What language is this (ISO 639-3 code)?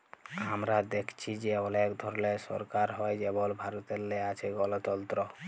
ben